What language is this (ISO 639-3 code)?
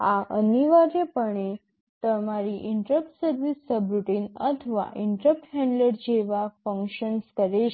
guj